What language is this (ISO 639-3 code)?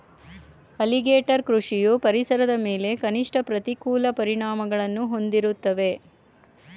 kan